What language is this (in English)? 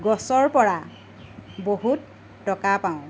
Assamese